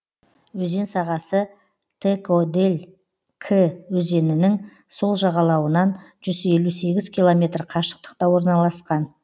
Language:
Kazakh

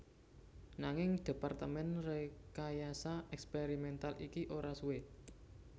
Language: Javanese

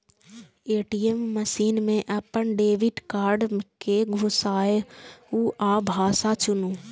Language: Maithili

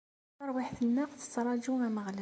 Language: Kabyle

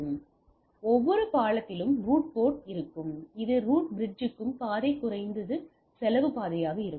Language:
Tamil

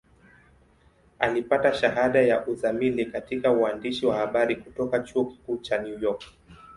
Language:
Swahili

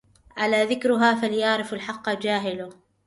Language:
Arabic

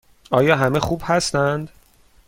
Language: Persian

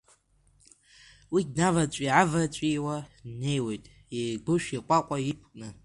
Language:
Abkhazian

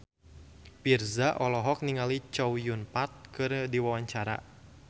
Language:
Sundanese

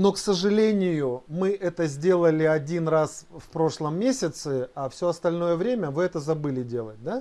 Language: Russian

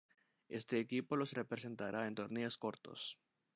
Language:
Spanish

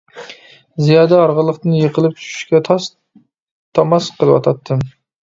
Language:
Uyghur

